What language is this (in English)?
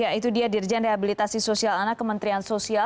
Indonesian